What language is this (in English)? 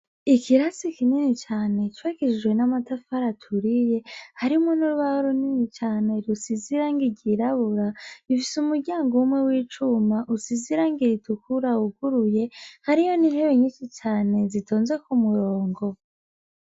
Rundi